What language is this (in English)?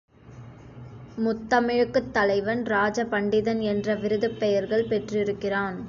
Tamil